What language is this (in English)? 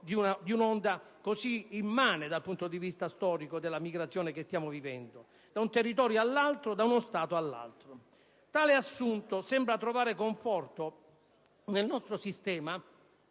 Italian